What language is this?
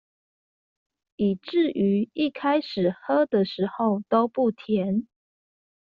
Chinese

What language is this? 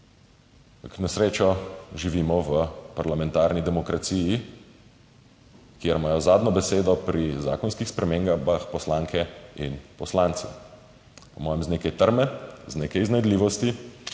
Slovenian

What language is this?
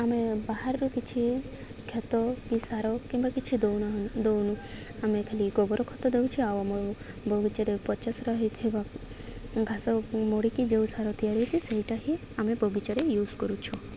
Odia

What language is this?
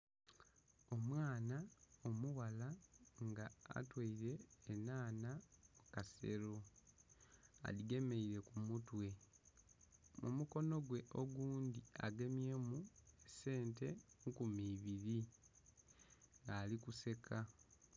Soga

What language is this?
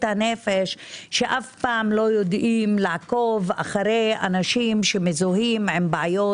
Hebrew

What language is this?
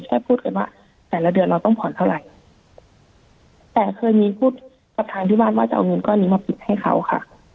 Thai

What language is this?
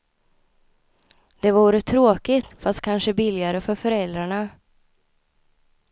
Swedish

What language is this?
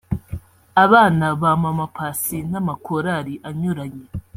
Kinyarwanda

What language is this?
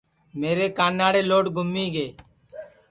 Sansi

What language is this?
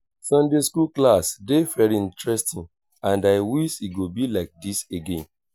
Nigerian Pidgin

